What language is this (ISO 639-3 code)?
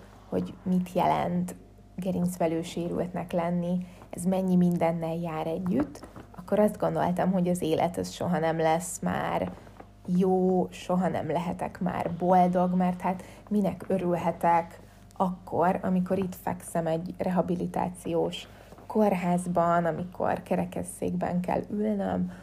hun